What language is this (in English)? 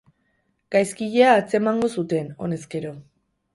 Basque